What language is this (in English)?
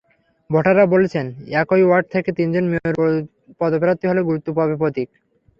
Bangla